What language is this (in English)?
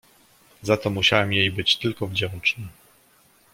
Polish